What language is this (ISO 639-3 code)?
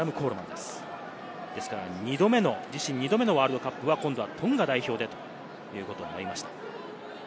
jpn